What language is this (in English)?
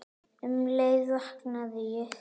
Icelandic